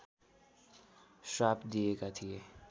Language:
Nepali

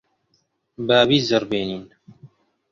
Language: Central Kurdish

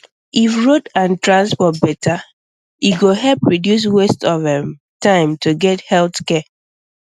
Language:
Nigerian Pidgin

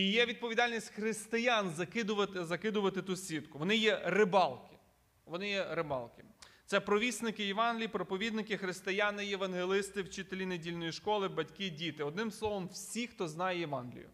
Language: Ukrainian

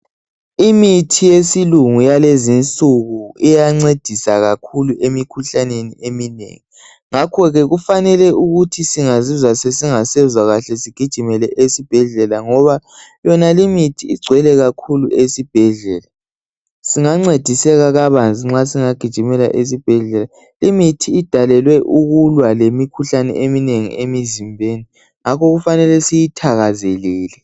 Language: North Ndebele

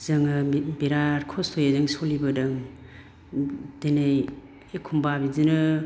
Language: Bodo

